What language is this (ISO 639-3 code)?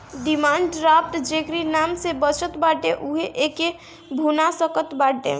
bho